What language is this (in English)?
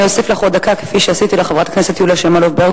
Hebrew